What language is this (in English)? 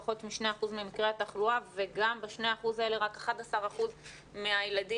Hebrew